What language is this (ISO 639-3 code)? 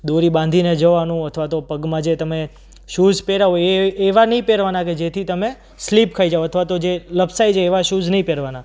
guj